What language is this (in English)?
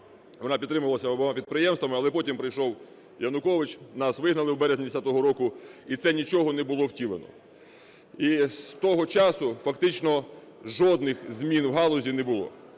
Ukrainian